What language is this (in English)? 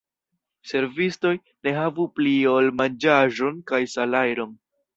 Esperanto